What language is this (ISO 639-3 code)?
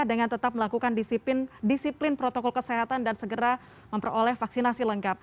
ind